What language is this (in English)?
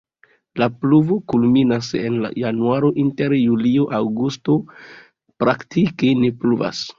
Esperanto